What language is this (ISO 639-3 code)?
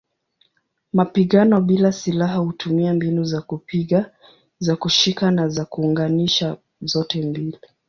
swa